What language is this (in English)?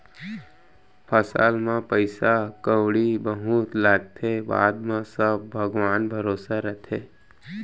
Chhattisgarhi